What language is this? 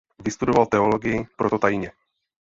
Czech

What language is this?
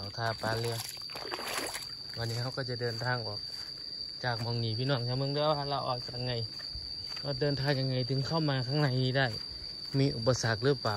Thai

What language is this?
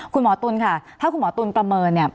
Thai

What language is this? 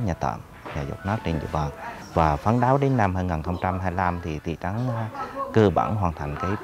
Vietnamese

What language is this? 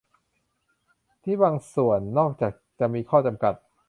Thai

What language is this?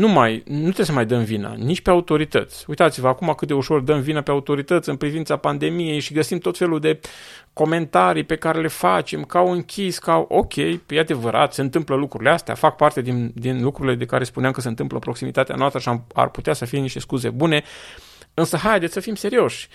Romanian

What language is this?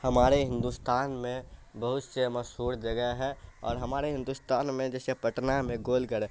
Urdu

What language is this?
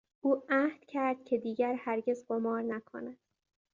Persian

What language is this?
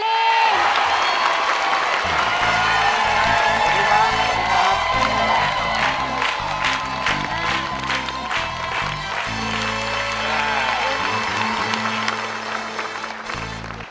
Thai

